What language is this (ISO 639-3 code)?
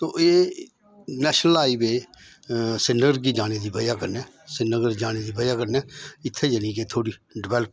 doi